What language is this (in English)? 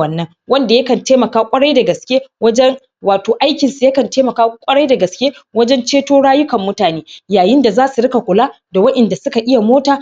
Hausa